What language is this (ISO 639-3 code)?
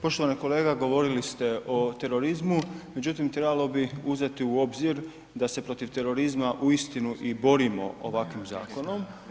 hrv